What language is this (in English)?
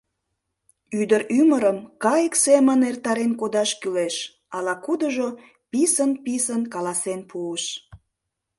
Mari